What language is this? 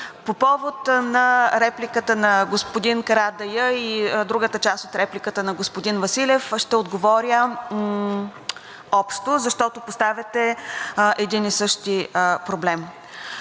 Bulgarian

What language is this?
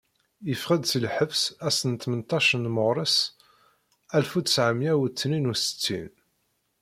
Kabyle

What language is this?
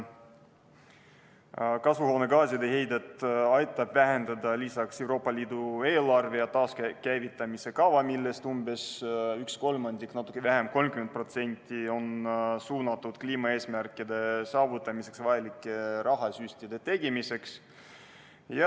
Estonian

